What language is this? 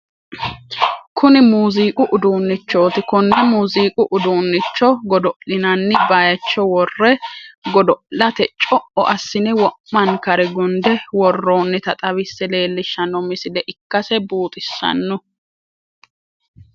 Sidamo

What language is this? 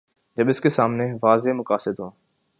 Urdu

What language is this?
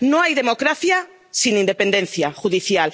Spanish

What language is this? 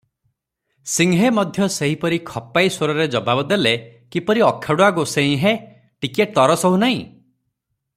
Odia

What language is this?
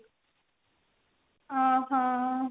Odia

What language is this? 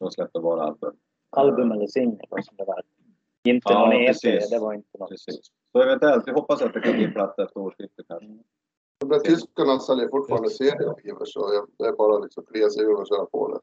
Swedish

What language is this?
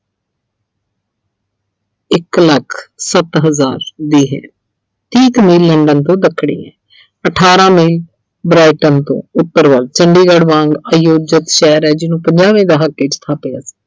Punjabi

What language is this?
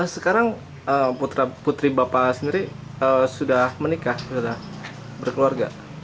Indonesian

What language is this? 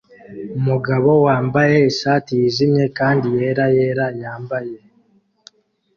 Kinyarwanda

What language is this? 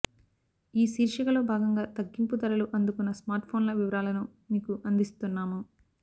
Telugu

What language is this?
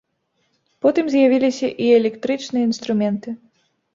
Belarusian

